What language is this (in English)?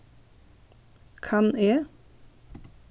Faroese